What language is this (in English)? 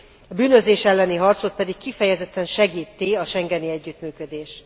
Hungarian